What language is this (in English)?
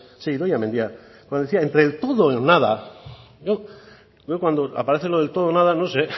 Spanish